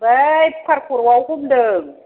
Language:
Bodo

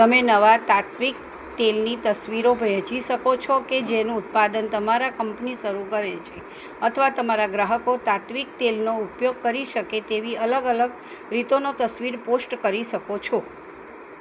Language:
Gujarati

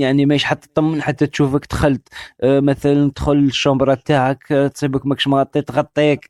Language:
Arabic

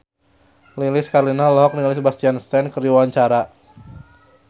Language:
Sundanese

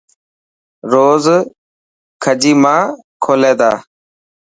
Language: Dhatki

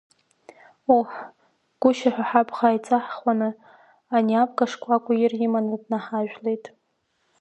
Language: Abkhazian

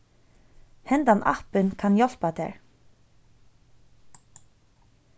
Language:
Faroese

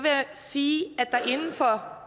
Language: Danish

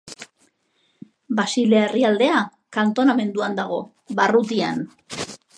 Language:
Basque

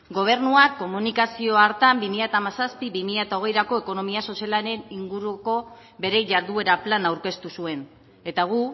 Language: Basque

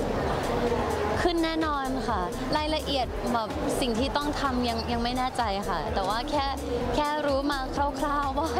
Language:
Thai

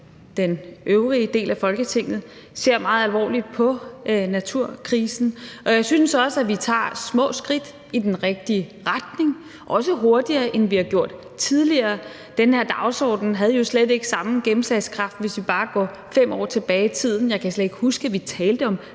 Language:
Danish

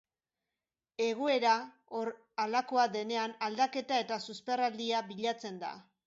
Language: Basque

